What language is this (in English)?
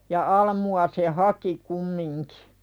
Finnish